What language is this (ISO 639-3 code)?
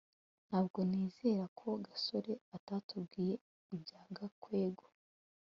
kin